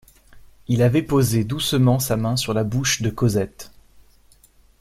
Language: French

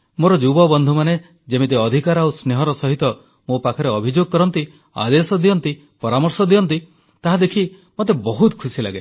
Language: Odia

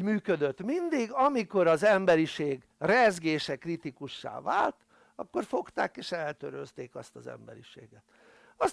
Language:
Hungarian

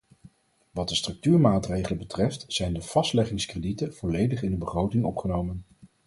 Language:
Dutch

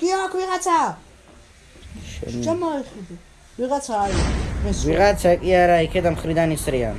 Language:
Georgian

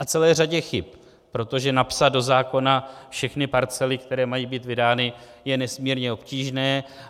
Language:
Czech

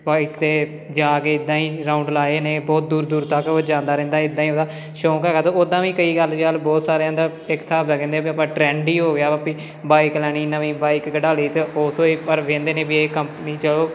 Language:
Punjabi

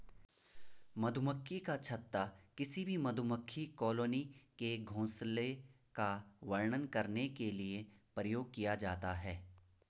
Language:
Hindi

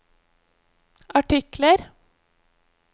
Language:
Norwegian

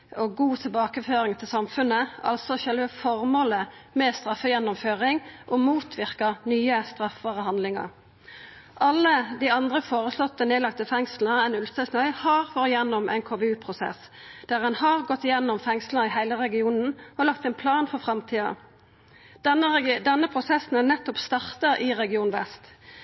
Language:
Norwegian Nynorsk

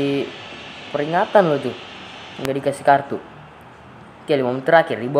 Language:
Indonesian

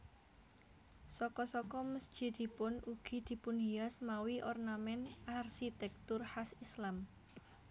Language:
Javanese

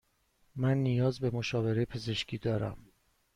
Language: Persian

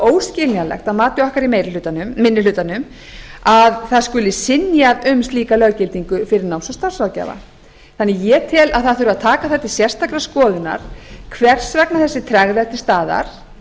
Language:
Icelandic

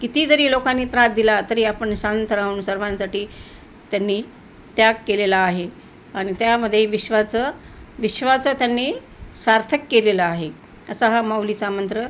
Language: Marathi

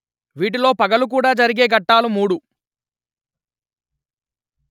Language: Telugu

